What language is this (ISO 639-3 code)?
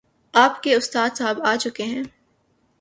urd